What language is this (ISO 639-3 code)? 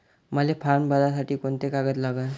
mar